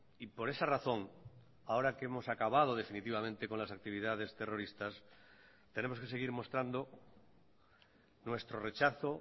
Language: Spanish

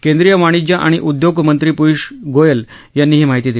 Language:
Marathi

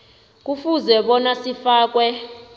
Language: South Ndebele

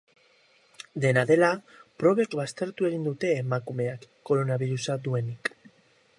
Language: Basque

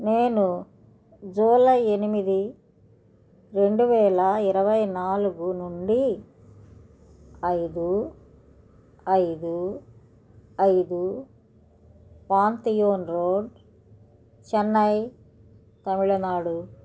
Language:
Telugu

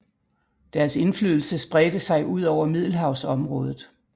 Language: Danish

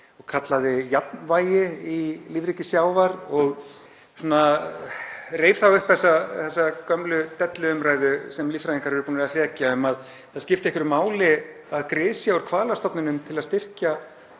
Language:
Icelandic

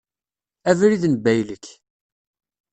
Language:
Kabyle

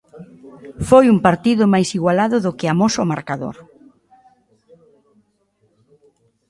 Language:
Galician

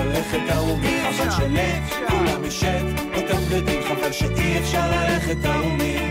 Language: Hebrew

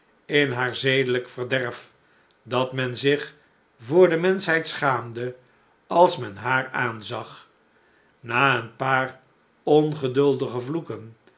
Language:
Dutch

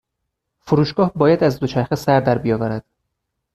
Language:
Persian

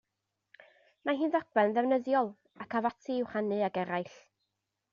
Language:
Welsh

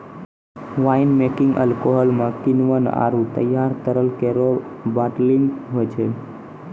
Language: Maithili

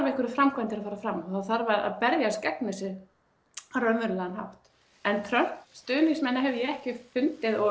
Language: Icelandic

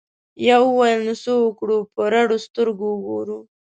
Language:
Pashto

